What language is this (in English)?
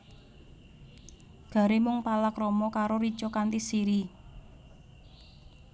Javanese